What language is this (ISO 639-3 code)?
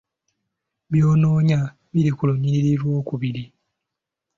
lug